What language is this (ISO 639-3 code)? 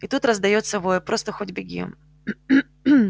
rus